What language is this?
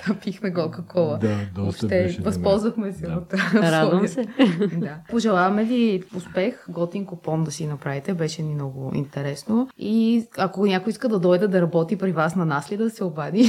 Bulgarian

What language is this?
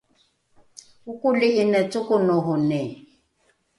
Rukai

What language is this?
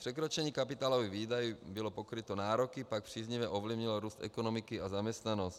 Czech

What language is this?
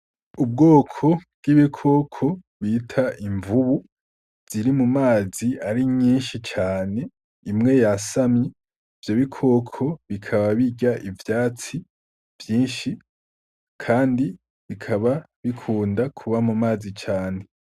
Rundi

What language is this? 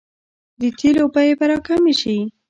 Pashto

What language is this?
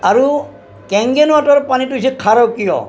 Assamese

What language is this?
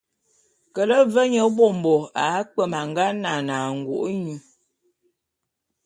Bulu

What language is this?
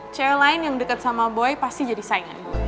Indonesian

